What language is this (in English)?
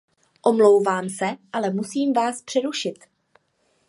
Czech